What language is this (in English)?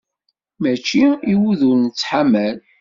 Kabyle